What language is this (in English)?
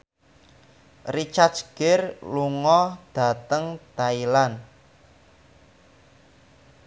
Javanese